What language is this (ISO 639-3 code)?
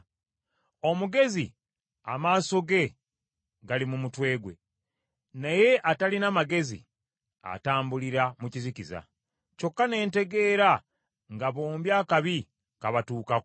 lug